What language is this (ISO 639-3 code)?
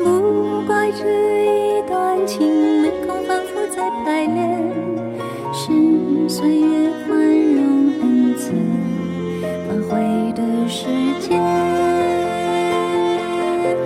zho